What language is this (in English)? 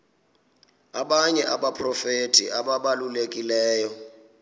Xhosa